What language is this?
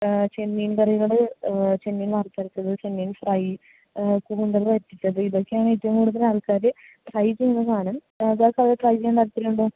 Malayalam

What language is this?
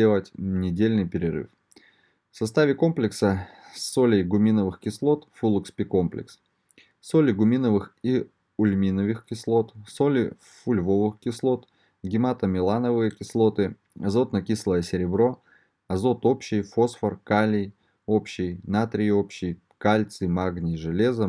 Russian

